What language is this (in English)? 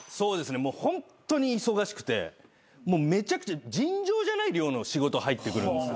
Japanese